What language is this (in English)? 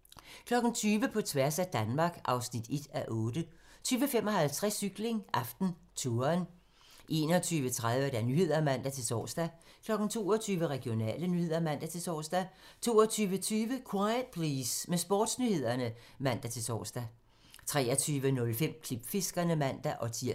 Danish